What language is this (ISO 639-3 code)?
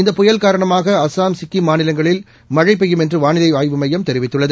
tam